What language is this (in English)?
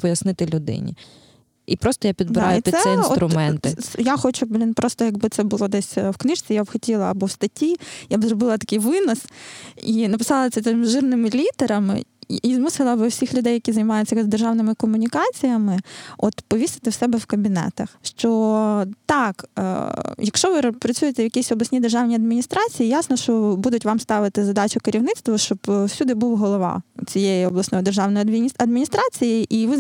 Ukrainian